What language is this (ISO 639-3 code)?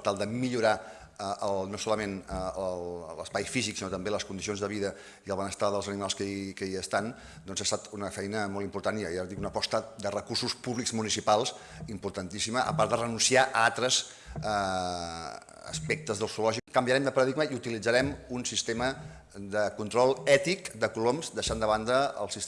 cat